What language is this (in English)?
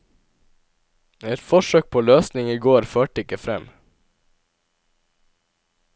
Norwegian